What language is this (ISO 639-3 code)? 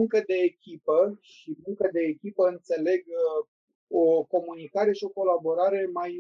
ron